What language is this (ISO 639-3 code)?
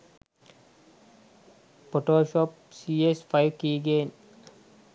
sin